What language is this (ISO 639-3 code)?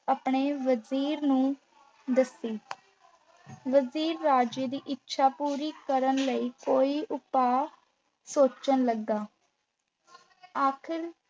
pan